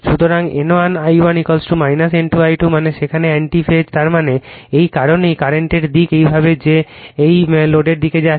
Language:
Bangla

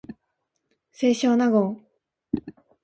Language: Japanese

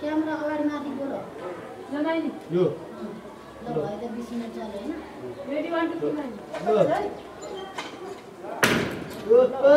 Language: Turkish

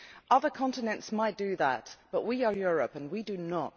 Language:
English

